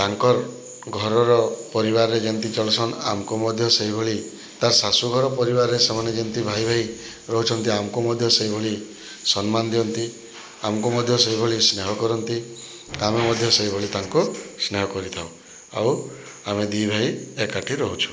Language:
Odia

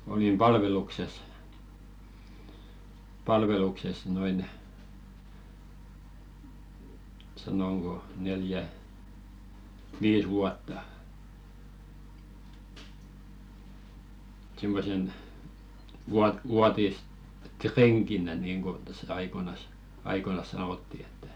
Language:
Finnish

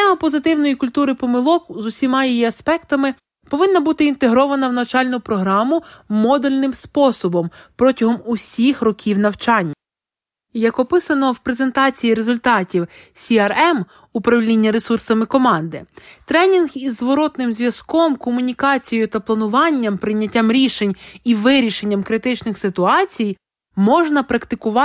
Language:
Ukrainian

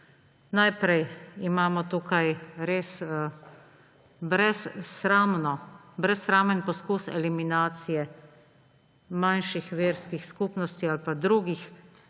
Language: Slovenian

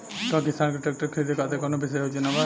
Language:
Bhojpuri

